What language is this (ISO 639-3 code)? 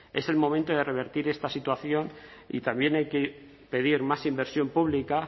spa